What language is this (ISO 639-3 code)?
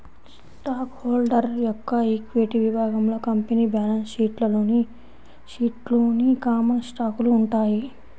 tel